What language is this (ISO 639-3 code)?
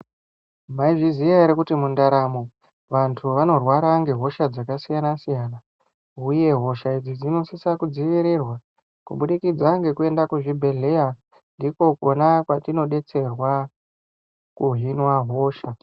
ndc